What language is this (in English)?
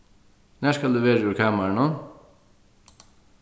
Faroese